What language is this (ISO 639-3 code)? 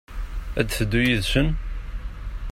kab